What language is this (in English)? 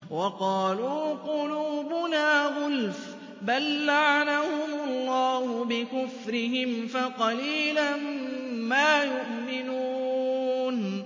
Arabic